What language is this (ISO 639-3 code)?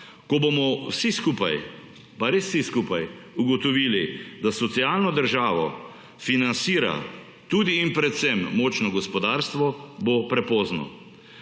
slv